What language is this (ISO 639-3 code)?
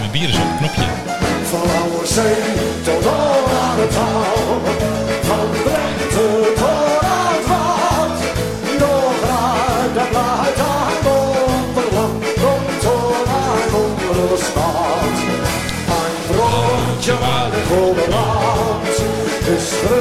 nld